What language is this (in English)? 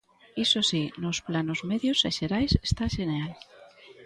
Galician